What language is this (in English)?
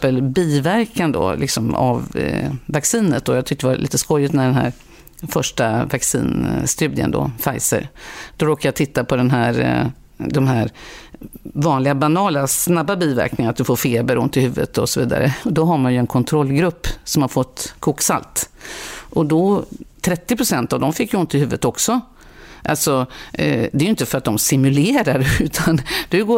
Swedish